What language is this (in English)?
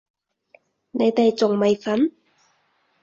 Cantonese